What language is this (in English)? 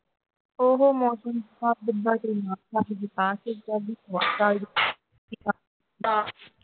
Punjabi